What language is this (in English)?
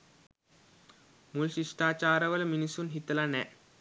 Sinhala